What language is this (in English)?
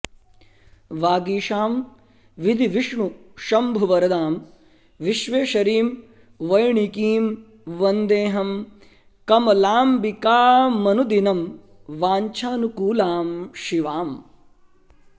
Sanskrit